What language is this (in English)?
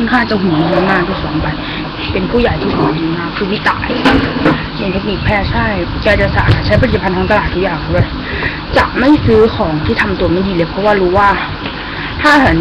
Thai